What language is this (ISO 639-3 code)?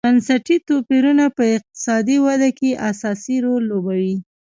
pus